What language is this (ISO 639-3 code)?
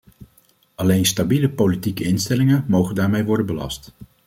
nld